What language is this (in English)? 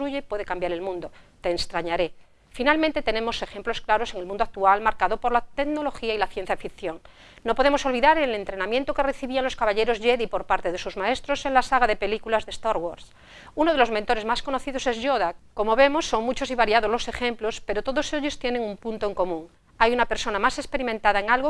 Spanish